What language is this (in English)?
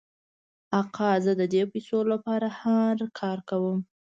Pashto